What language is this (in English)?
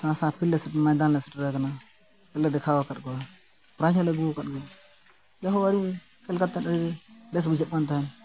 Santali